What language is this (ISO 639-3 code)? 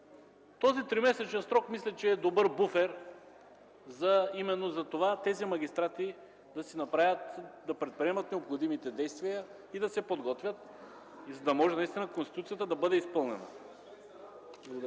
bul